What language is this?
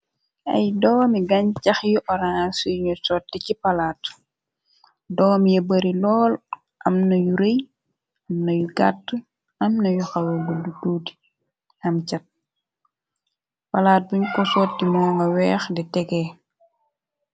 Wolof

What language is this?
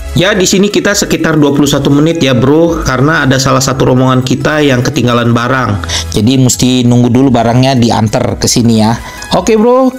Indonesian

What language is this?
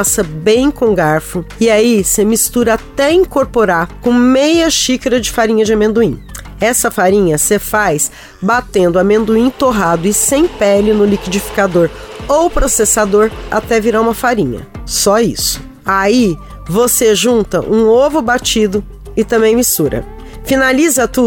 Portuguese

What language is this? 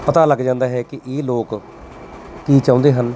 Punjabi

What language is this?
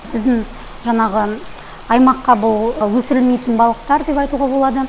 Kazakh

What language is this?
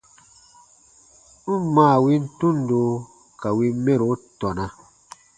Baatonum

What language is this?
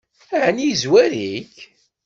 Kabyle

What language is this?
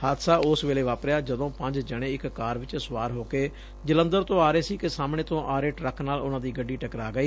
Punjabi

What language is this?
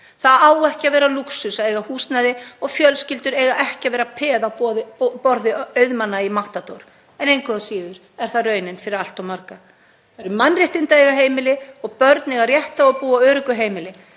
Icelandic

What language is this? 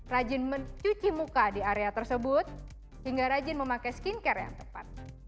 Indonesian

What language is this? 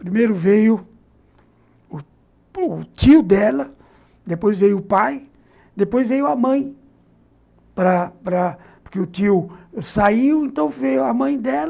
Portuguese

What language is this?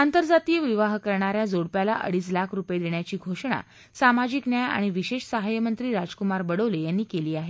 Marathi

